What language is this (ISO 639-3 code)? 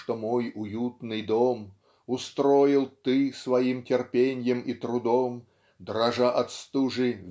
rus